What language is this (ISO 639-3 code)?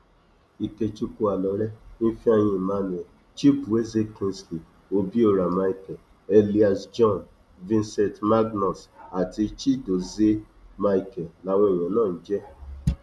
yor